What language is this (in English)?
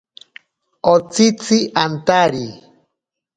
Ashéninka Perené